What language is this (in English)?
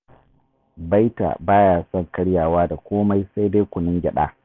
Hausa